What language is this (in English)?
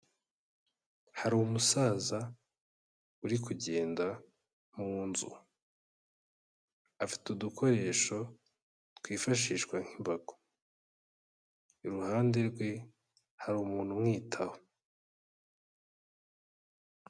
Kinyarwanda